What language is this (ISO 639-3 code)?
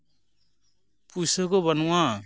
sat